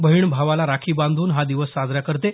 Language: Marathi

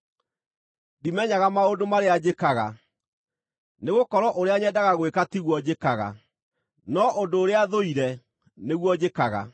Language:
Kikuyu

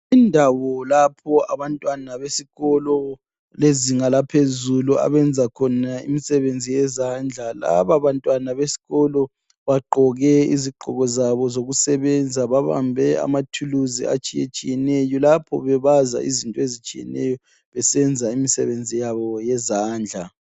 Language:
North Ndebele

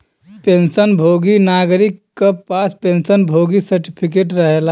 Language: Bhojpuri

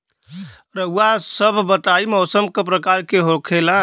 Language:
Bhojpuri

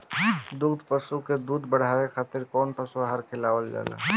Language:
Bhojpuri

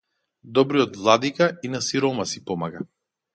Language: Macedonian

